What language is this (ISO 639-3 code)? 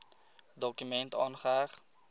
afr